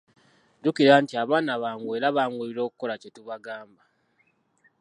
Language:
Ganda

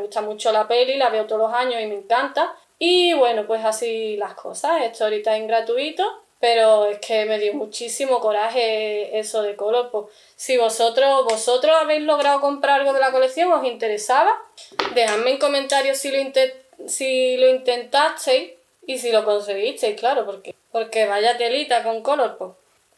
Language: Spanish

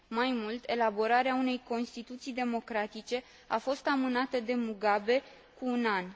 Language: Romanian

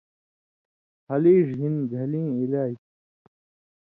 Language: Indus Kohistani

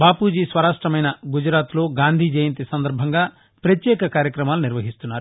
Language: Telugu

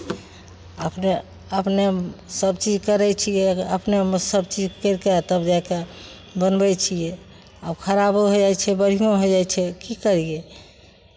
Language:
Maithili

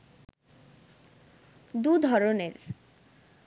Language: Bangla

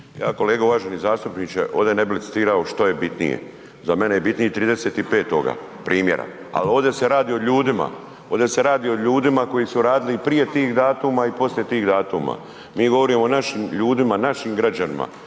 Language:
Croatian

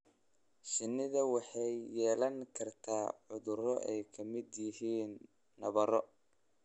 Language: Somali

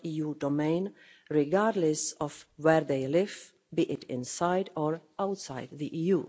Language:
English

